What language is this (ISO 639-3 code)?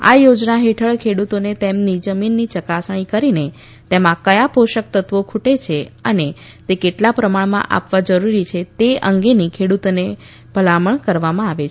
guj